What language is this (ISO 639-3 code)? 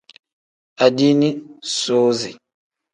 kdh